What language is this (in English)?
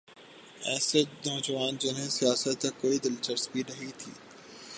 Urdu